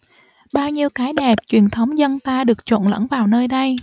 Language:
Vietnamese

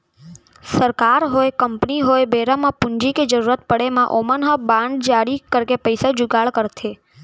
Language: Chhattisgarhi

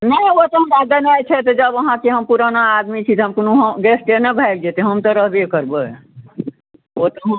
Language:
Maithili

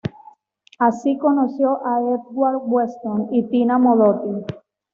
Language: Spanish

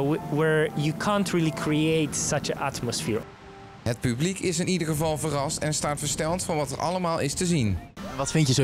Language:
Dutch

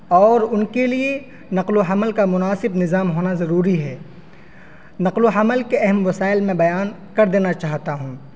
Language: Urdu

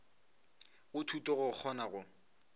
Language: Northern Sotho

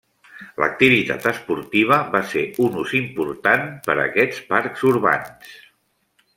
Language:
Catalan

